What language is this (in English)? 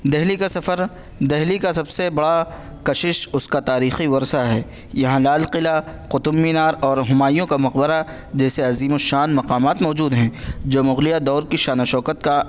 Urdu